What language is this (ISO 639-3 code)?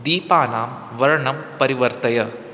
san